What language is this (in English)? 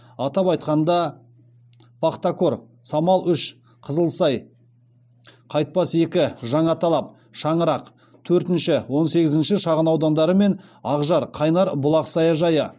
Kazakh